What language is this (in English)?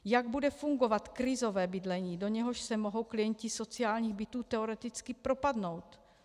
Czech